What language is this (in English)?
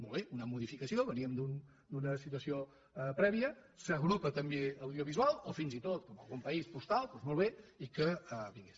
Catalan